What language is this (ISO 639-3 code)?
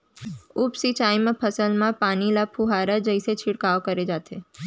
hne